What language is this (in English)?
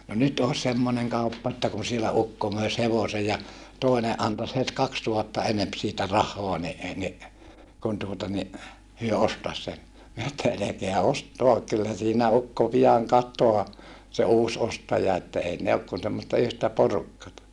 Finnish